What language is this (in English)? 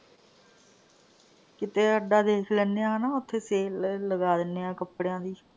Punjabi